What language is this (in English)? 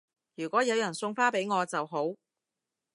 Cantonese